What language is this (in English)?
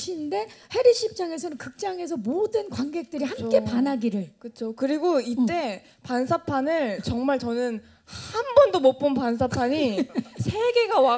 Korean